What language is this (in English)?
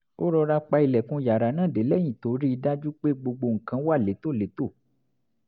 Yoruba